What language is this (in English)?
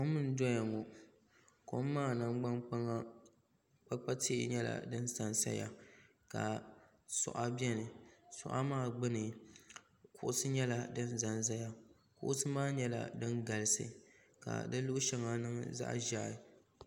Dagbani